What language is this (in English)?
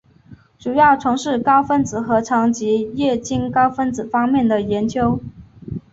Chinese